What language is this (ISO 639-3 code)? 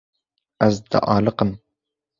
kur